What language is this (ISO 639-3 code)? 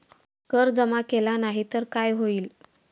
mar